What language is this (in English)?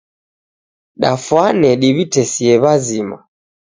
Taita